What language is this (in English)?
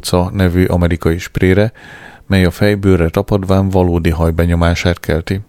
Hungarian